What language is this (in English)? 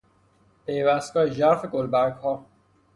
Persian